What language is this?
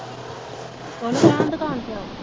Punjabi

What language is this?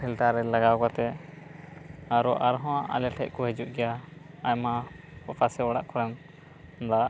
Santali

